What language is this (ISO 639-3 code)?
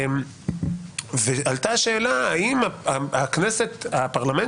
heb